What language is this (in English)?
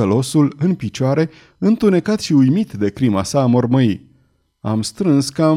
Romanian